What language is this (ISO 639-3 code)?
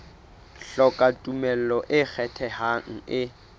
sot